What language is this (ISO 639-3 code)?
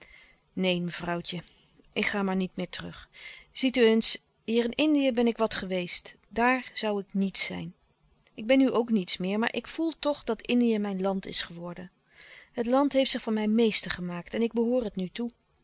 nld